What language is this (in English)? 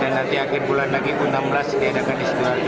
Indonesian